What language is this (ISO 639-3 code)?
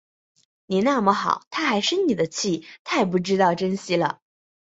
zho